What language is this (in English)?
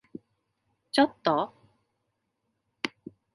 Japanese